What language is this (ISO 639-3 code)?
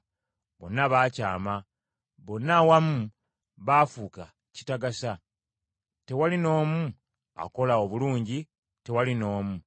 lug